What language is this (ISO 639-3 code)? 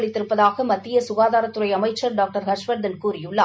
tam